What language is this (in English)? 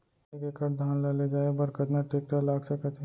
Chhattisgarhi